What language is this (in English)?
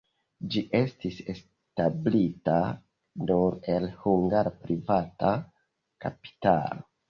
Esperanto